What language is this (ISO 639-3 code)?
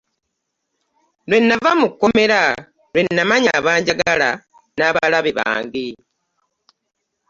lug